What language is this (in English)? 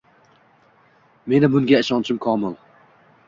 Uzbek